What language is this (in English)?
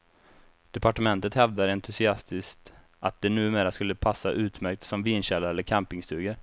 Swedish